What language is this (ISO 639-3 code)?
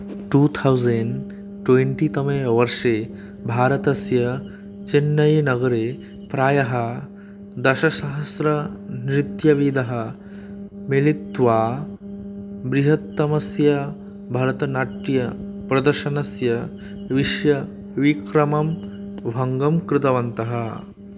san